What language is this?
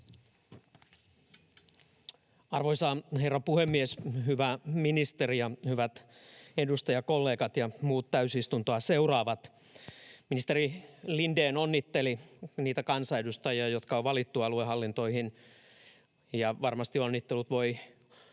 Finnish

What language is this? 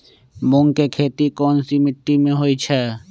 Magahi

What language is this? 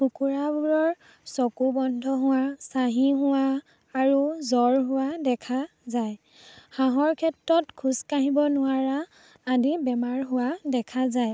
Assamese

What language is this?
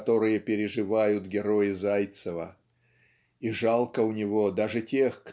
Russian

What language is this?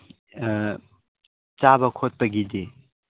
Manipuri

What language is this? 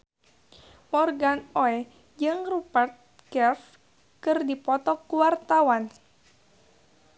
Sundanese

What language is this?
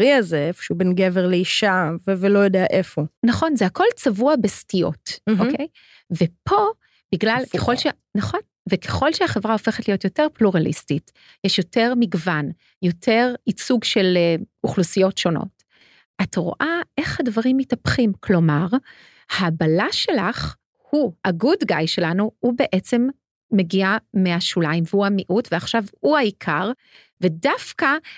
Hebrew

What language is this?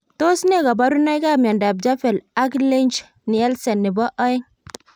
Kalenjin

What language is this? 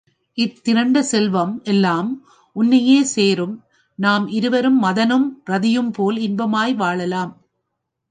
Tamil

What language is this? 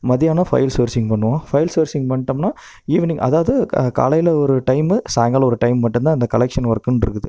Tamil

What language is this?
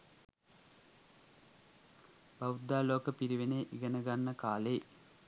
Sinhala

